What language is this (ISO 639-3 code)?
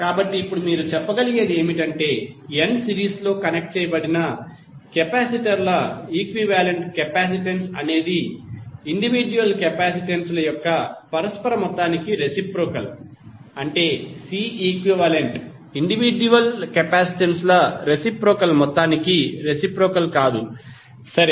tel